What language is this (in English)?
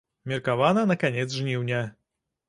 Belarusian